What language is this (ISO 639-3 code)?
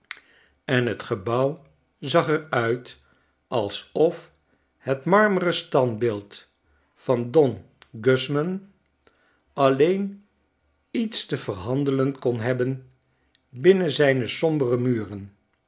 nld